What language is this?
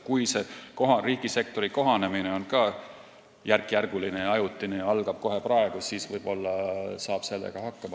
Estonian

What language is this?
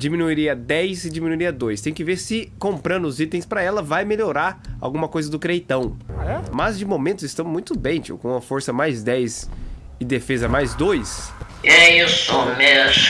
Portuguese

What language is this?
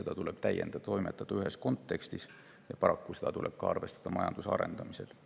Estonian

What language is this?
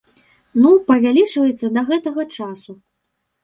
Belarusian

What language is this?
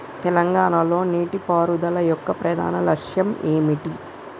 Telugu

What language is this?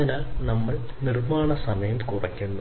Malayalam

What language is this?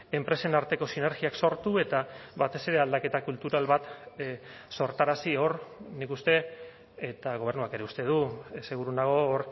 Basque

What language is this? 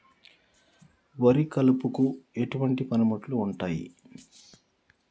Telugu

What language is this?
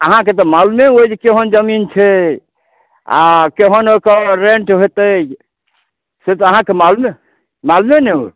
Maithili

